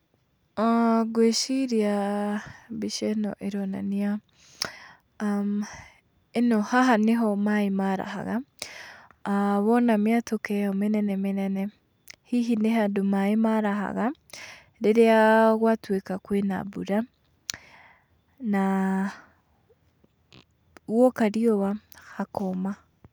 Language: Kikuyu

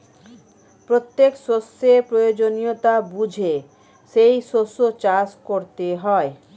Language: Bangla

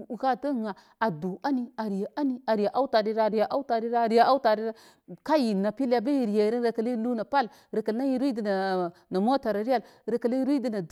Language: Koma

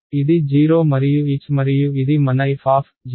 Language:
Telugu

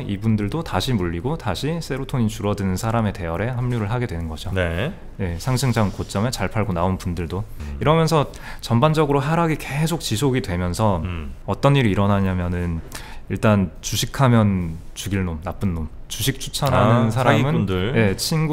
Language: Korean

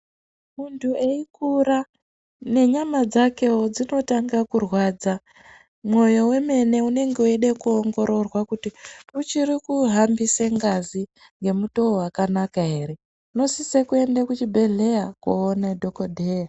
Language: Ndau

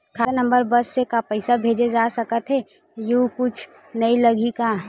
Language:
Chhattisgarhi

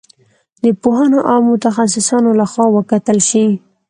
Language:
Pashto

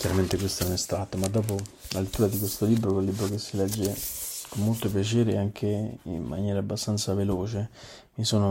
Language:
Italian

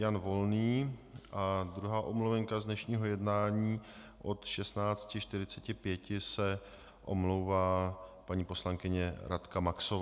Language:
Czech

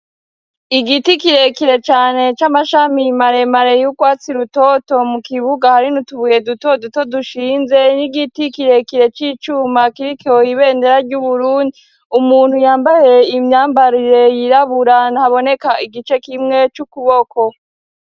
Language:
Rundi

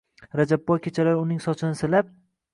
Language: Uzbek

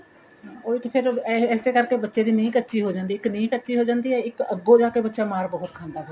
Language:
Punjabi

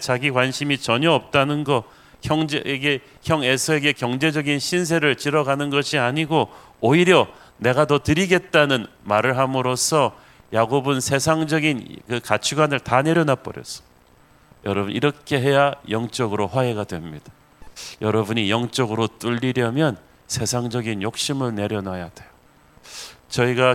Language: Korean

